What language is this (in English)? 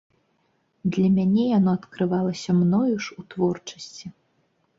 Belarusian